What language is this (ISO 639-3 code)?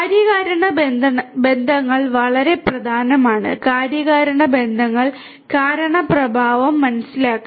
mal